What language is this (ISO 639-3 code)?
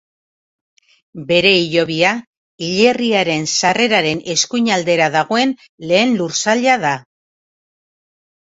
eus